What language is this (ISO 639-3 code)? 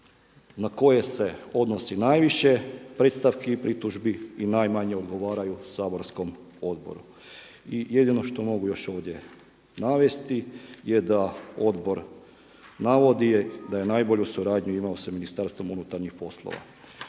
hrv